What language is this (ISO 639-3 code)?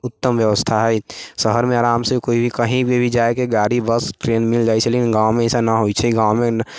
mai